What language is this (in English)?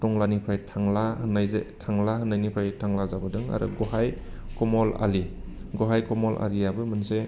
Bodo